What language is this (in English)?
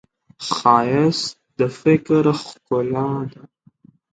Pashto